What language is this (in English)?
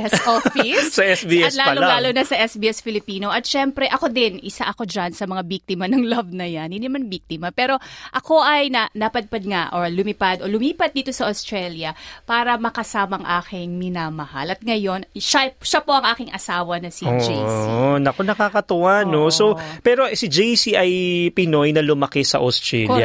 Filipino